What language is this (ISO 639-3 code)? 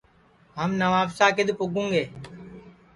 ssi